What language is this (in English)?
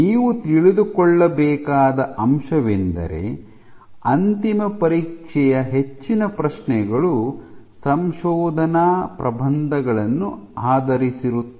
Kannada